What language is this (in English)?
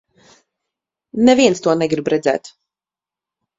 Latvian